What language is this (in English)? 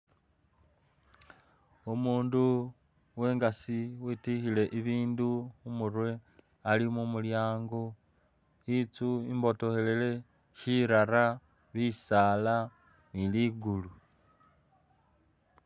Masaaba